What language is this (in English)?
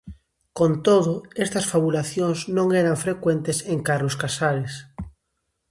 Galician